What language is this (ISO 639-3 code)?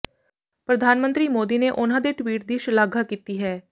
pan